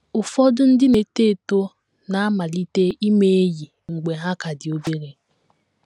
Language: Igbo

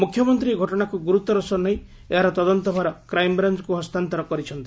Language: Odia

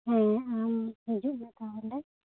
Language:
Santali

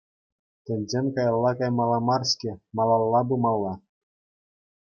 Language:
Chuvash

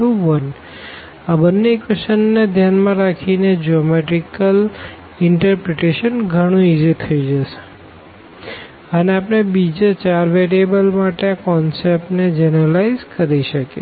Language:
Gujarati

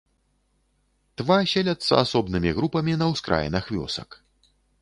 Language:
Belarusian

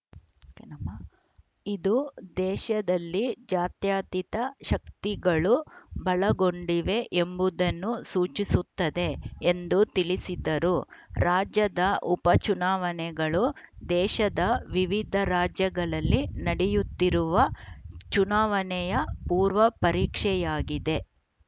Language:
Kannada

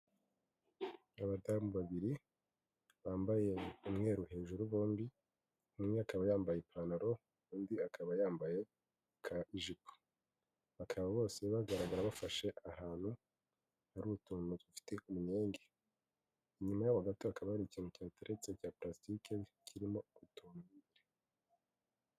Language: Kinyarwanda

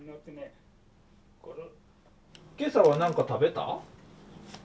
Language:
Japanese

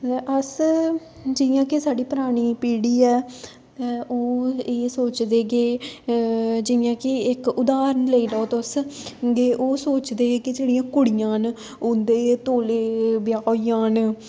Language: Dogri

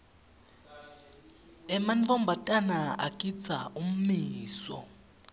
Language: Swati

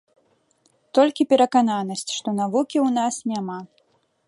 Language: Belarusian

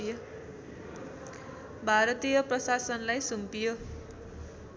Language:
Nepali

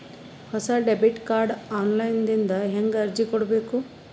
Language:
Kannada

